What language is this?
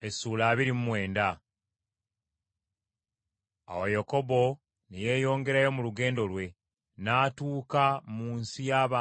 Ganda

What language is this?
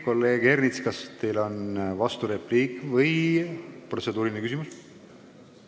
Estonian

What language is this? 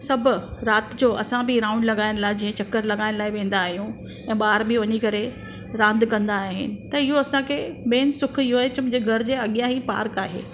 Sindhi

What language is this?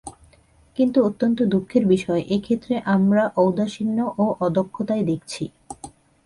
Bangla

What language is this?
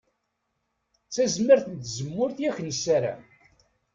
Kabyle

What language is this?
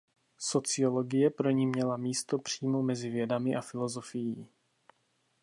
Czech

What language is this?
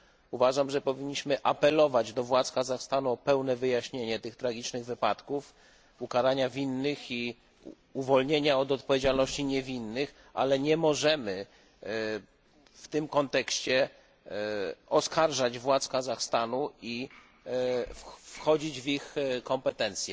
Polish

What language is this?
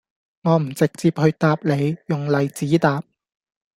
Cantonese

